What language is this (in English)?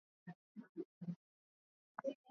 Swahili